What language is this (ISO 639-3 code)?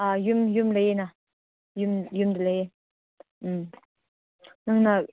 mni